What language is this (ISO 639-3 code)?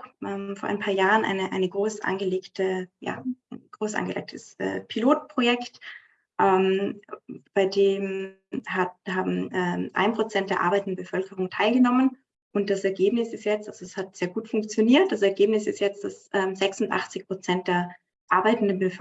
deu